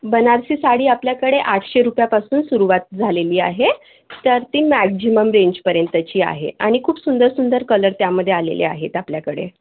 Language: Marathi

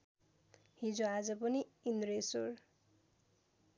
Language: Nepali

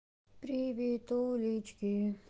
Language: Russian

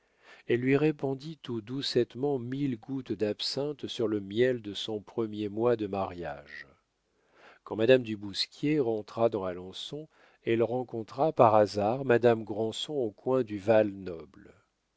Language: French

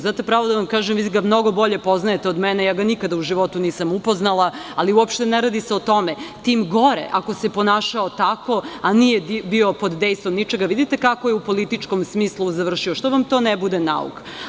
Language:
Serbian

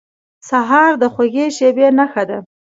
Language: Pashto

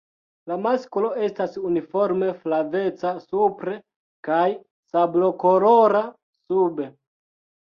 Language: Esperanto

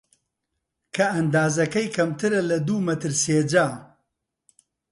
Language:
Central Kurdish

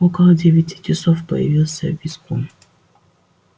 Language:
Russian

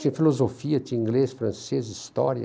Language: Portuguese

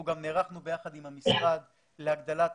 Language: Hebrew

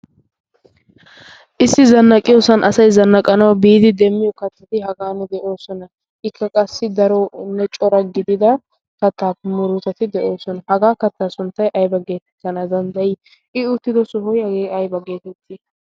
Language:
Wolaytta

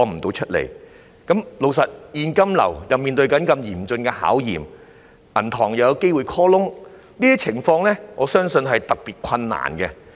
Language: Cantonese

